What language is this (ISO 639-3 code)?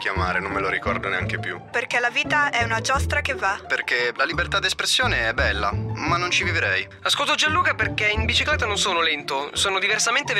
ita